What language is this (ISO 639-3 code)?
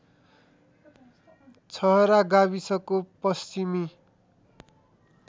nep